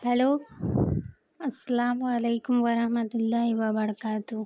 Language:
Urdu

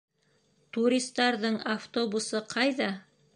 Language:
Bashkir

